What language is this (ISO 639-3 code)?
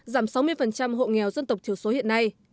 vie